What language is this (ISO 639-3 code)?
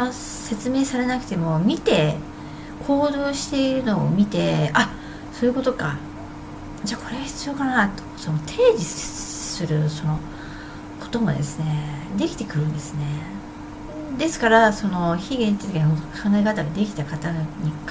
jpn